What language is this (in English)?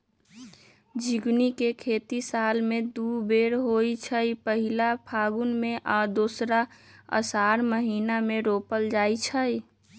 Magahi